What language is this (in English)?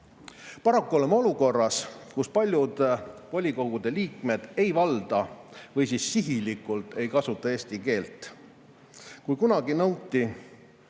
Estonian